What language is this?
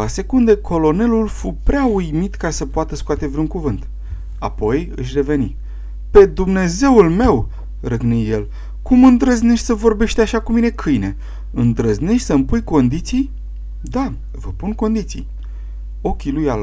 Romanian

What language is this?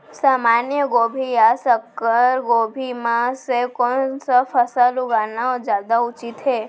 Chhattisgarhi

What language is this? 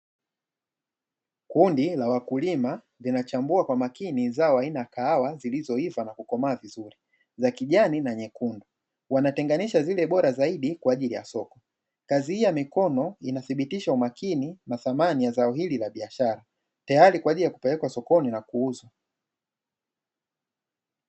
Swahili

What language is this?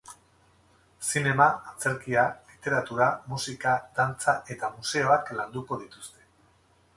Basque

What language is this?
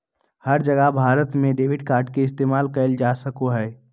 Magahi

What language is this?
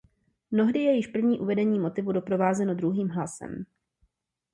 Czech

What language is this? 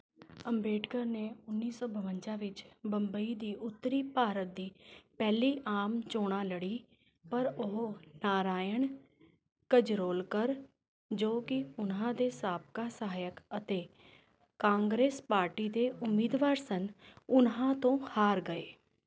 Punjabi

